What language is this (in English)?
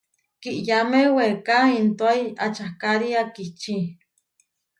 Huarijio